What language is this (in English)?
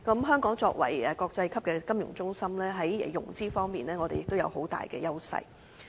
Cantonese